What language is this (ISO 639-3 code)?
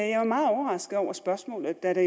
dan